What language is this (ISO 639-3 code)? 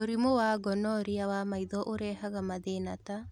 kik